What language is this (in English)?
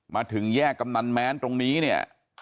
Thai